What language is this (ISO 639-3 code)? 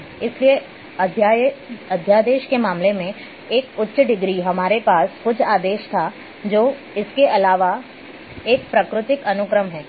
hin